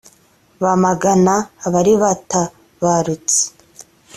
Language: Kinyarwanda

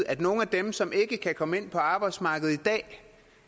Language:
Danish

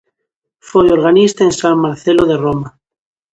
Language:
Galician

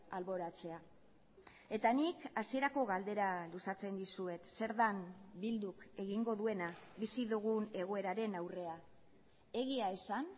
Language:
Basque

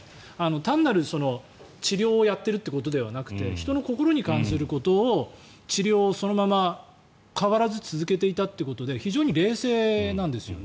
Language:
Japanese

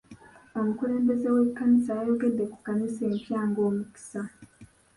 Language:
Ganda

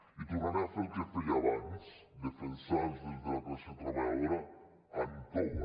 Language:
Catalan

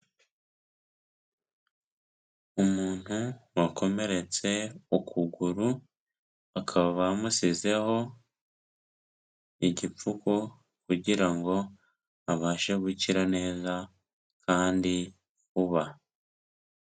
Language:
Kinyarwanda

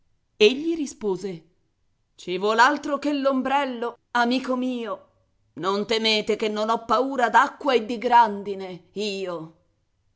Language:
Italian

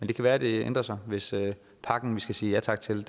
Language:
Danish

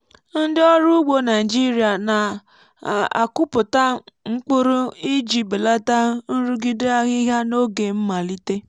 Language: Igbo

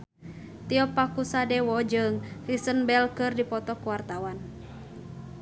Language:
Sundanese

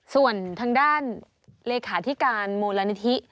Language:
Thai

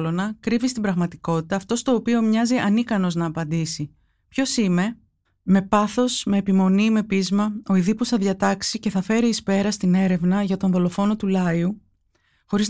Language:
Greek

